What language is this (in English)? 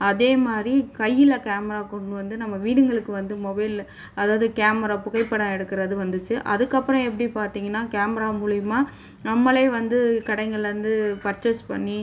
Tamil